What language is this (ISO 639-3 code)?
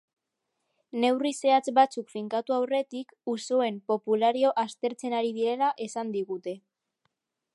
eus